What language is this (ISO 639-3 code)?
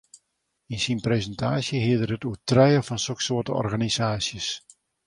fry